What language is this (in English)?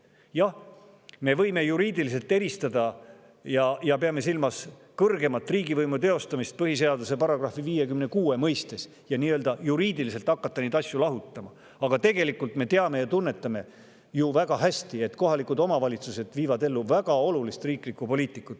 Estonian